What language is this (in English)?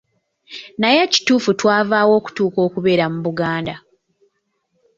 Ganda